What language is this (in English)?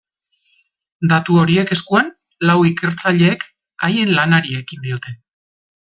Basque